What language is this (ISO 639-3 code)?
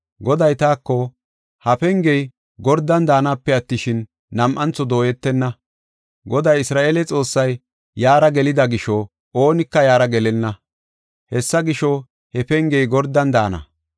gof